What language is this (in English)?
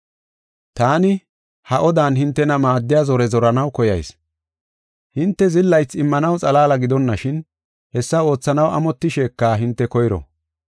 Gofa